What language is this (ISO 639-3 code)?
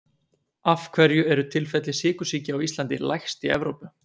isl